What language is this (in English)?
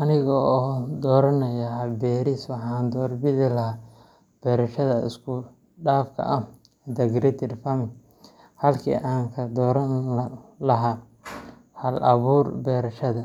Somali